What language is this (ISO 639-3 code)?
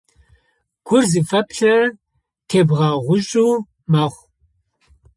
ady